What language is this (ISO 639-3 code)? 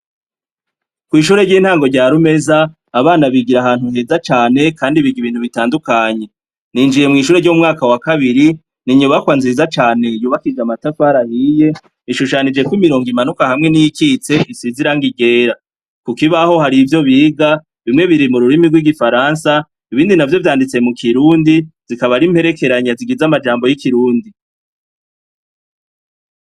run